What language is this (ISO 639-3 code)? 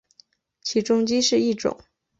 zho